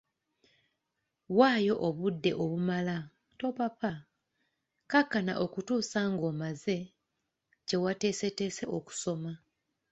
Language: Ganda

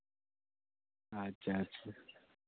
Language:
Urdu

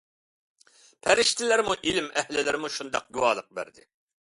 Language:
Uyghur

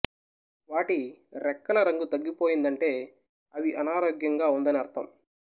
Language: Telugu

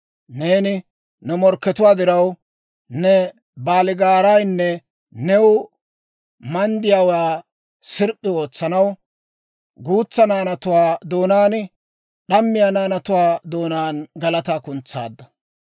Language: Dawro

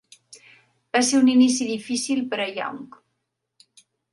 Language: Catalan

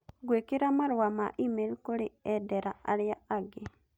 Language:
Kikuyu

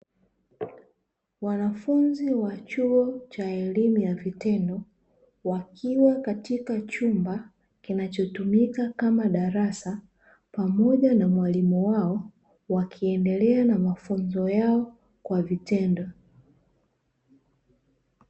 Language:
Swahili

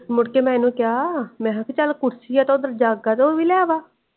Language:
Punjabi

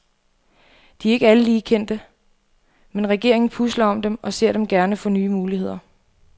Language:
Danish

